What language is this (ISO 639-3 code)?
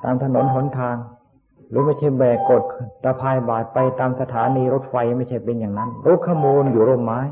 tha